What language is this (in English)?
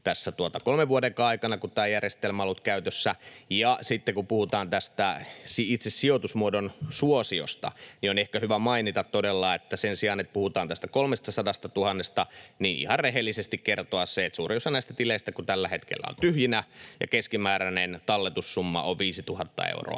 Finnish